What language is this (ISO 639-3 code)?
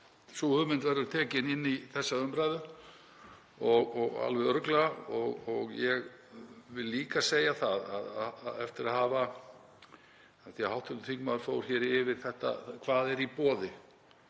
isl